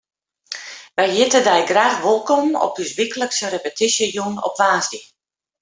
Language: Western Frisian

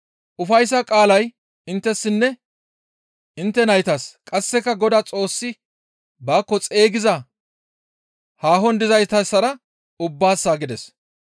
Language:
Gamo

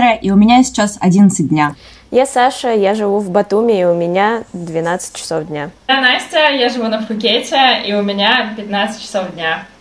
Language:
Russian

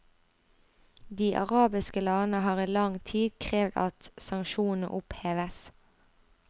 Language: Norwegian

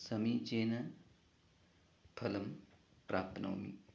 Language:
Sanskrit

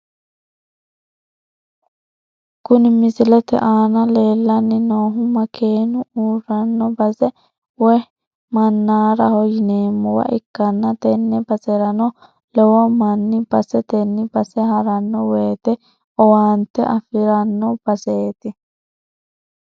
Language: Sidamo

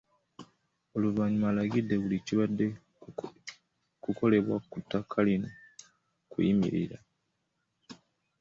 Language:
Ganda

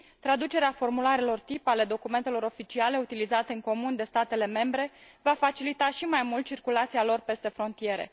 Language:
Romanian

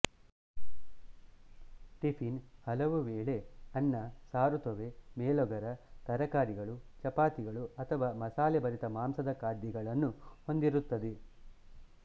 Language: Kannada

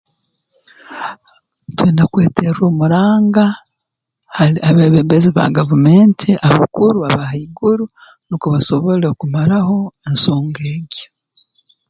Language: Tooro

